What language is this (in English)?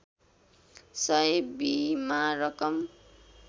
Nepali